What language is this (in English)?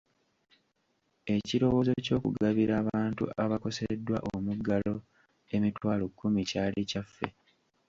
Ganda